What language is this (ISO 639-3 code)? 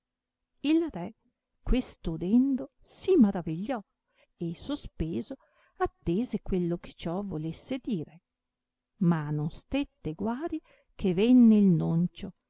ita